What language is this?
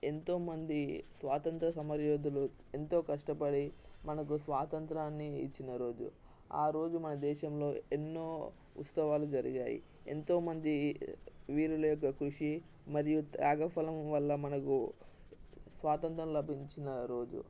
Telugu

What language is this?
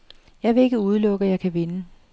Danish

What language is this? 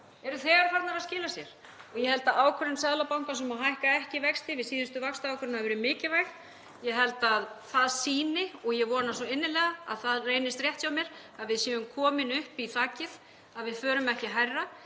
Icelandic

